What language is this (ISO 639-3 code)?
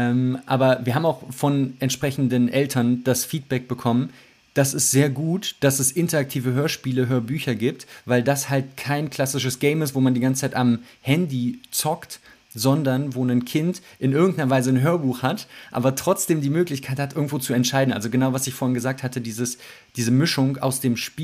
deu